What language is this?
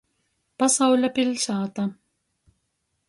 Latgalian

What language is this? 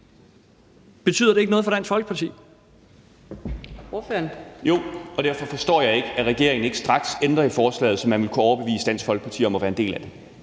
Danish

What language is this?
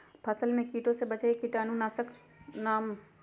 Magahi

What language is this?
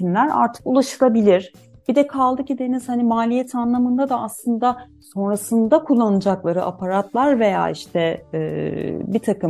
Turkish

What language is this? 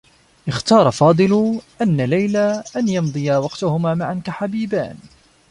Arabic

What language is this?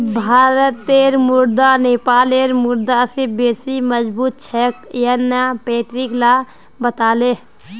Magahi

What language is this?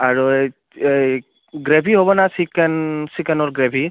Assamese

